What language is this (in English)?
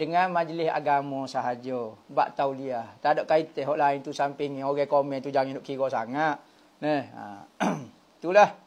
Malay